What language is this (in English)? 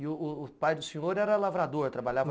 Portuguese